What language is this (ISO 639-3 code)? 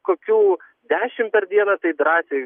lit